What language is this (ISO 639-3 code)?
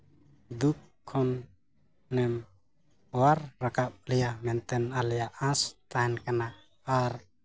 sat